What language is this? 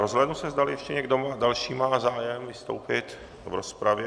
Czech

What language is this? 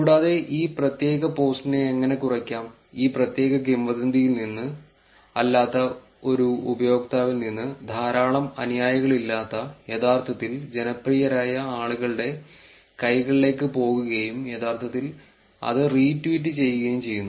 Malayalam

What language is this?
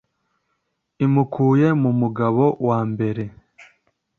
Kinyarwanda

